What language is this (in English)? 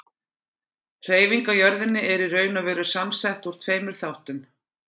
Icelandic